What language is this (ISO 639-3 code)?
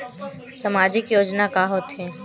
hne